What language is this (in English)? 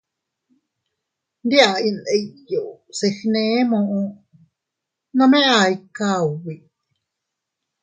Teutila Cuicatec